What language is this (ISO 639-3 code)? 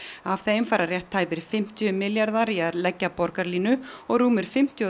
isl